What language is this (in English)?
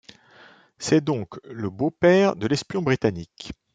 French